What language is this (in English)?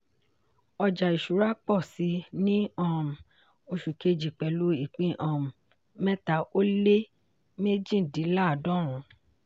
Yoruba